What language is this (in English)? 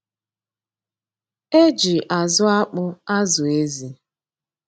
Igbo